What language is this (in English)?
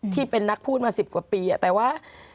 Thai